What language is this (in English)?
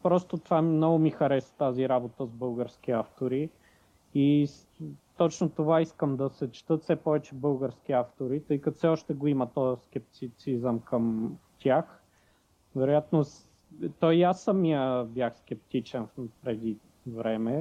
Bulgarian